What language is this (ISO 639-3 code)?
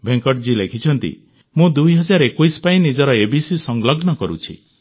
ori